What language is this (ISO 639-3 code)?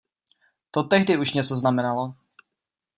ces